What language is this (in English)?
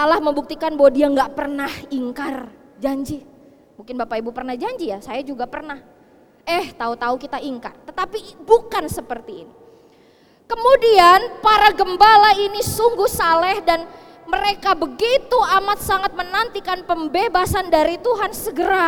Indonesian